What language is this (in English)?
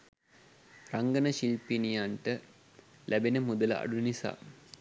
Sinhala